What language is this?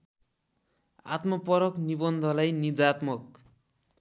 Nepali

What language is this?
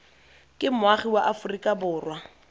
Tswana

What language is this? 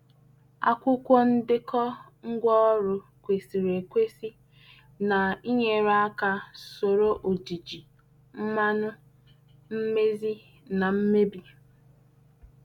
Igbo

